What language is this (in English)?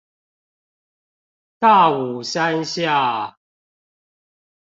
Chinese